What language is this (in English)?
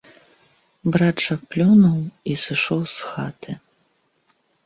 Belarusian